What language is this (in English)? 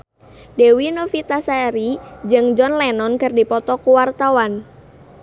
Sundanese